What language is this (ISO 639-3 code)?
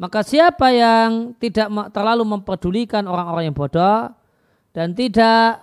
ind